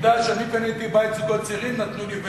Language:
Hebrew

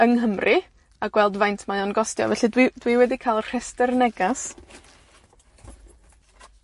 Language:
Welsh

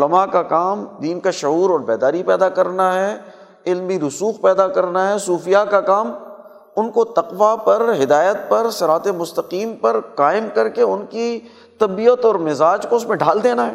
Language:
Urdu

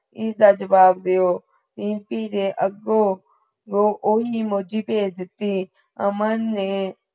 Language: Punjabi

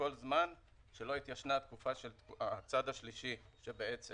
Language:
Hebrew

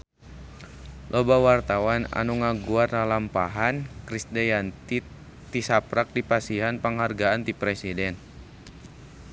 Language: Sundanese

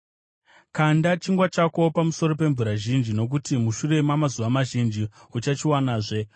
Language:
Shona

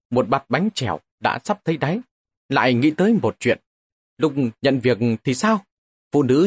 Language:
Vietnamese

